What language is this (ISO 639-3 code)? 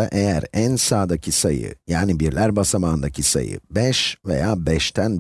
tur